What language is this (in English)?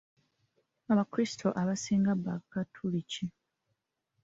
Ganda